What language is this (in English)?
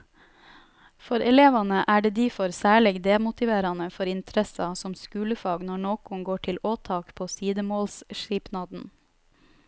Norwegian